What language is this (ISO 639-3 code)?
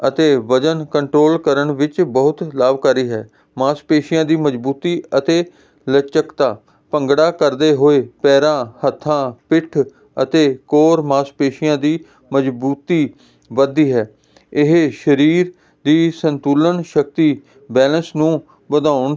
pan